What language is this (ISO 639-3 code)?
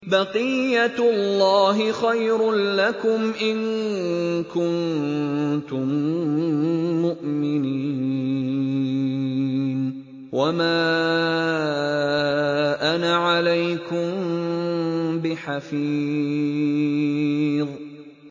ara